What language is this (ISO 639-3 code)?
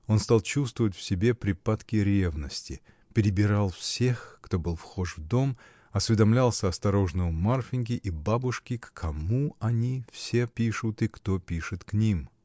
rus